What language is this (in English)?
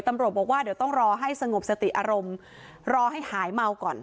Thai